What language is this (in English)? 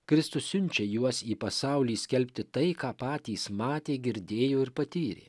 Lithuanian